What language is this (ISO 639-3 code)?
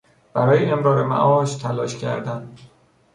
fas